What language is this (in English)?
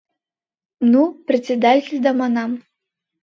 Mari